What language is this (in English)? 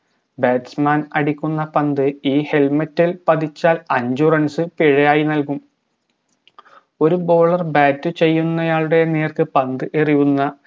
Malayalam